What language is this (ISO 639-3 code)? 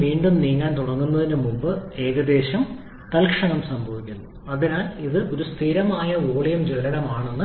mal